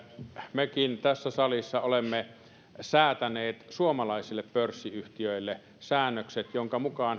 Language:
Finnish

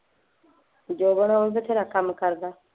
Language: Punjabi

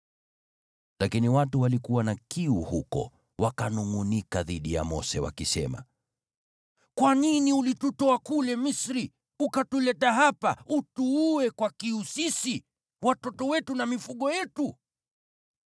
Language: Swahili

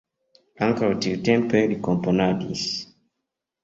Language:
Esperanto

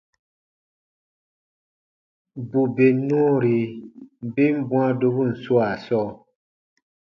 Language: Baatonum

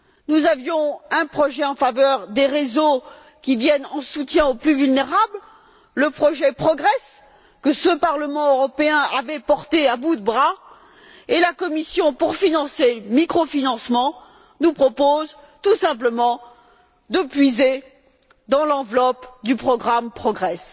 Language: French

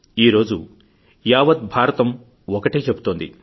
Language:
Telugu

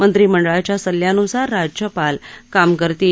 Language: Marathi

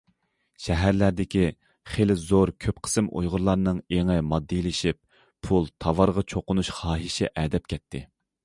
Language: Uyghur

